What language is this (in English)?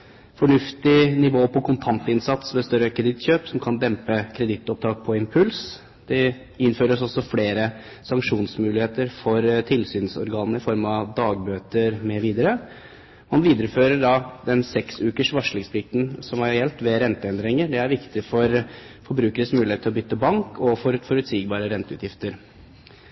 Norwegian Bokmål